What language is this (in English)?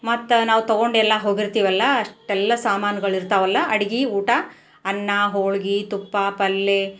Kannada